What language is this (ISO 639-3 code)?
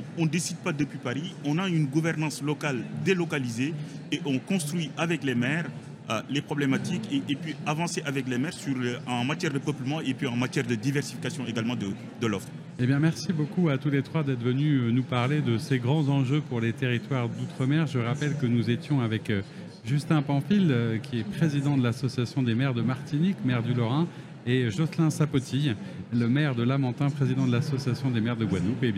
fra